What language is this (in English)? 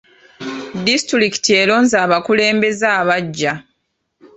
Ganda